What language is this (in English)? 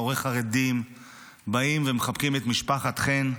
Hebrew